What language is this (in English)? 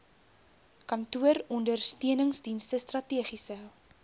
Afrikaans